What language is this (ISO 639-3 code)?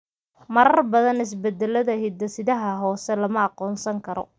som